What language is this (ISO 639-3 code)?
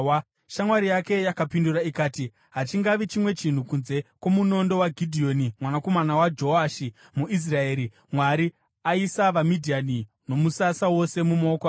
sna